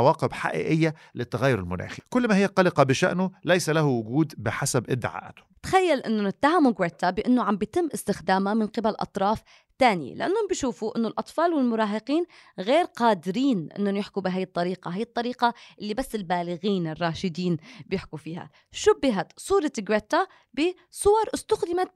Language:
Arabic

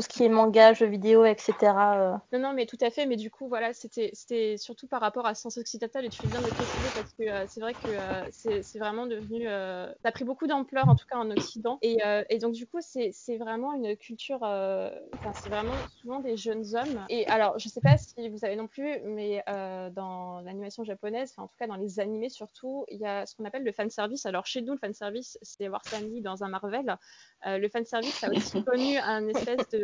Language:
French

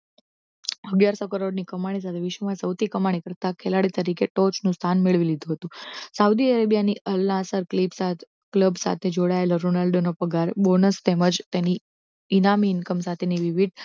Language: Gujarati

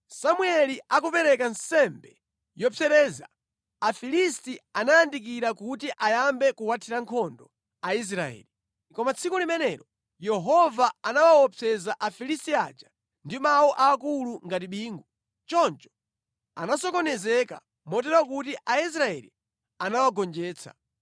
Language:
Nyanja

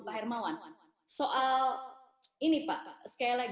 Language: Indonesian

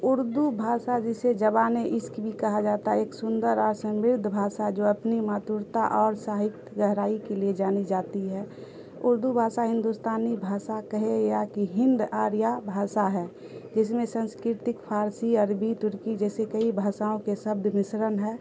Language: Urdu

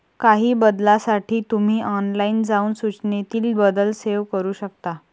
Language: Marathi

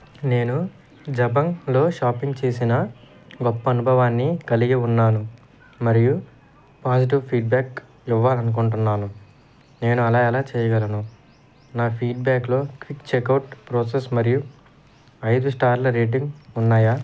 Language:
Telugu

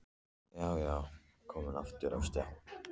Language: Icelandic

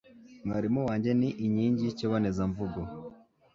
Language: Kinyarwanda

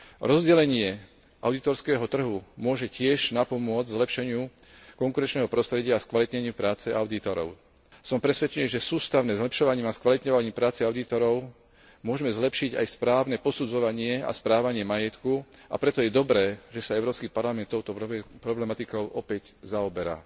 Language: Slovak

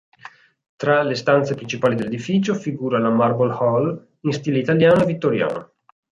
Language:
Italian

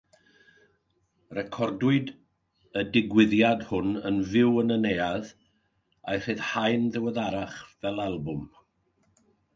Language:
Welsh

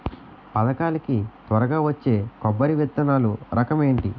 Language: Telugu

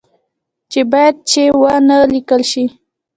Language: Pashto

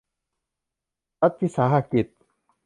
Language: Thai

